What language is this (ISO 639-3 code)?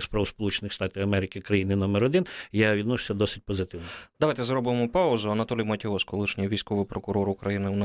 ukr